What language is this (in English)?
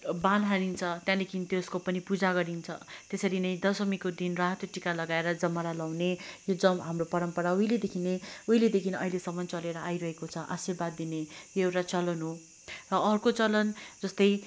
Nepali